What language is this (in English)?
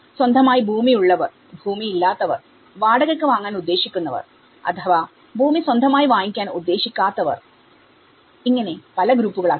Malayalam